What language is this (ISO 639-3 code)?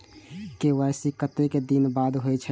mai